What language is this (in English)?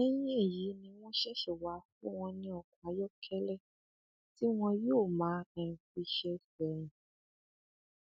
Yoruba